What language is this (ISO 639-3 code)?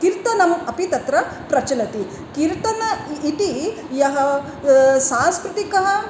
san